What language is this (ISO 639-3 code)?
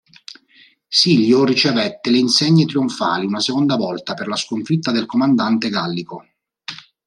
ita